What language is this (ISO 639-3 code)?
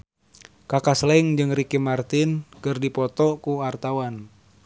sun